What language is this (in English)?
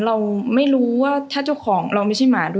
Thai